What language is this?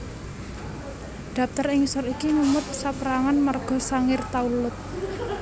Javanese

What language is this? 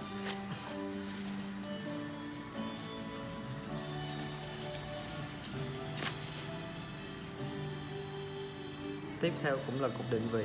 Vietnamese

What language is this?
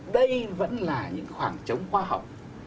Vietnamese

